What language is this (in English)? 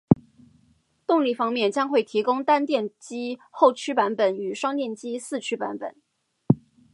Chinese